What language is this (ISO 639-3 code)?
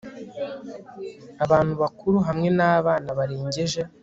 kin